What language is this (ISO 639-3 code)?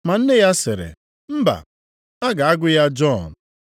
ibo